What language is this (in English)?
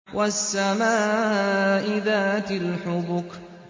Arabic